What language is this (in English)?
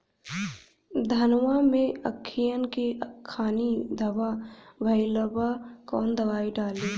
Bhojpuri